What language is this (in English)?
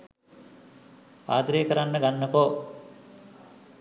Sinhala